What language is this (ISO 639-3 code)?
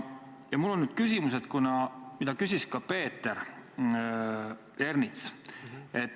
est